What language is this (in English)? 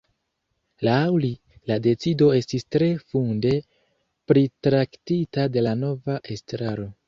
Esperanto